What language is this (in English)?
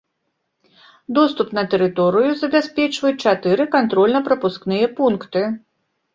Belarusian